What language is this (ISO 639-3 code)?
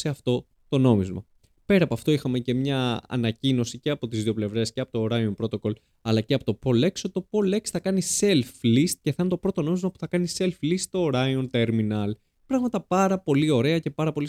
ell